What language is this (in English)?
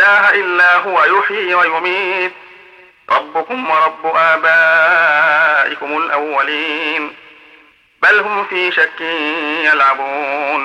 Arabic